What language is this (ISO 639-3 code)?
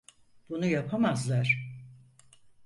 tur